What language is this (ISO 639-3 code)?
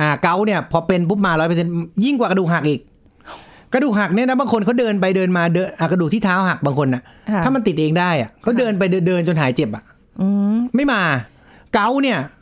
tha